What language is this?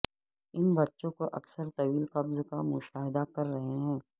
Urdu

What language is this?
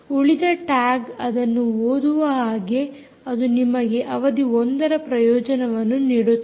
Kannada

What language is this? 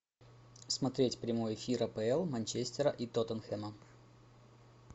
Russian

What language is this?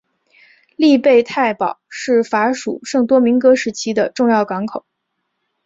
Chinese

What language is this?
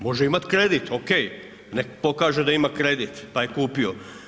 Croatian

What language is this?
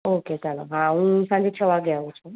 Gujarati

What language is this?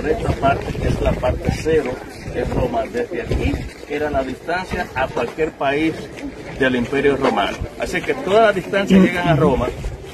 Spanish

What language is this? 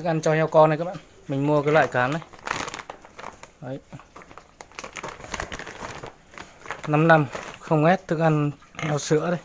Vietnamese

